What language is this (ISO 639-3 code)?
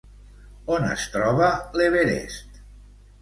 cat